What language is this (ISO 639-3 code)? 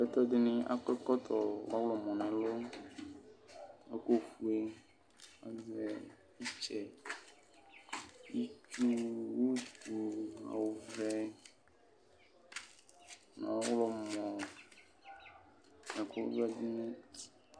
kpo